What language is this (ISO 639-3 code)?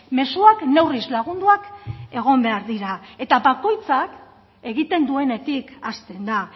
eus